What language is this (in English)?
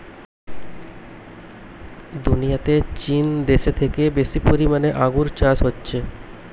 Bangla